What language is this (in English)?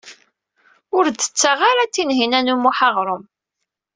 Kabyle